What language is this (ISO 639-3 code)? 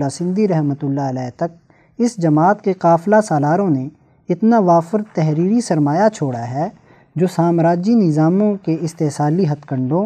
urd